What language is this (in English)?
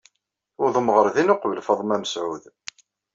Kabyle